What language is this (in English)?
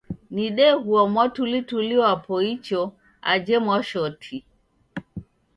Taita